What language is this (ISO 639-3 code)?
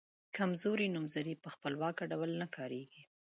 pus